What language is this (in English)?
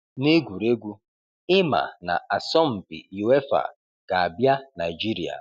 Igbo